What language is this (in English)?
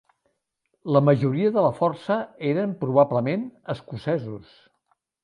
Catalan